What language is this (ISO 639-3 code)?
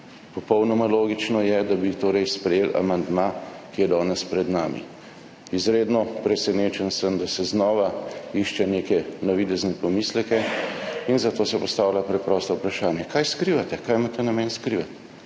slv